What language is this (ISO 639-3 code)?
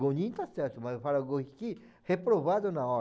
por